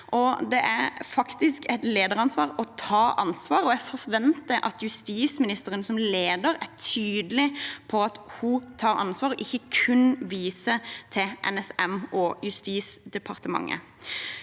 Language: Norwegian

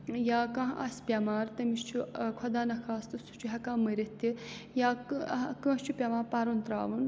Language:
Kashmiri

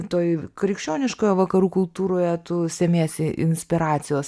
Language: Lithuanian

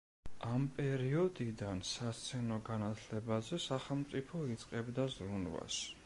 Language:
Georgian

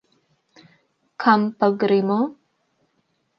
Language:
Slovenian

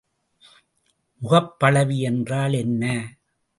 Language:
Tamil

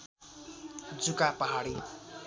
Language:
Nepali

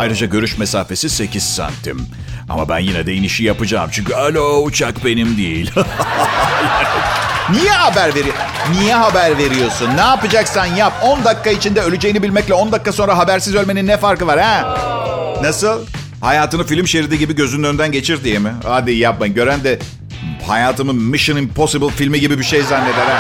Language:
Turkish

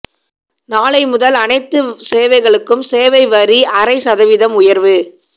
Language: Tamil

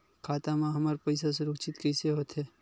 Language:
Chhattisgarhi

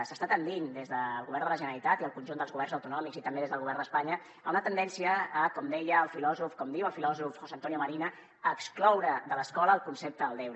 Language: Catalan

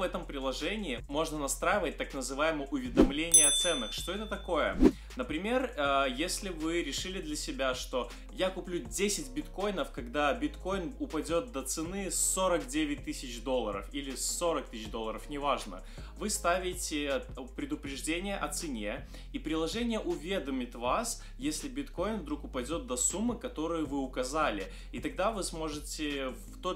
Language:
Russian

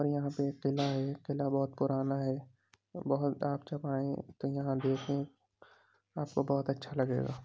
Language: Urdu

